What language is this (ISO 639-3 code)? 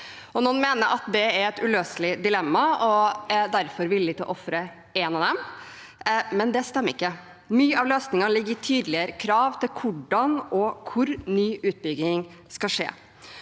nor